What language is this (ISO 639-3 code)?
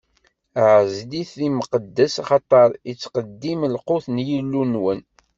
kab